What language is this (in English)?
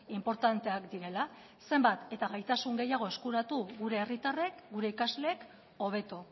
Basque